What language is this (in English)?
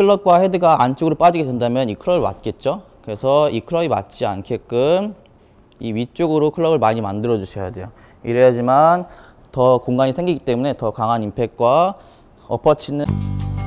Korean